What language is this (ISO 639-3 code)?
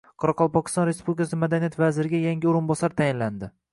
uzb